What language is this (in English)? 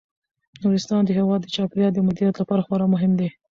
Pashto